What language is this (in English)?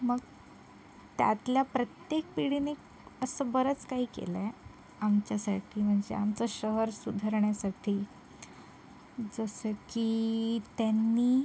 Marathi